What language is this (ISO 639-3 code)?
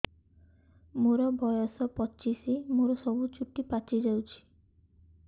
ori